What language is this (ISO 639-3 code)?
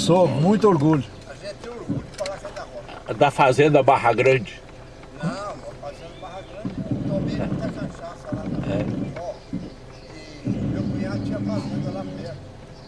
por